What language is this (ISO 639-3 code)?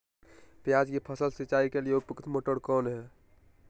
mag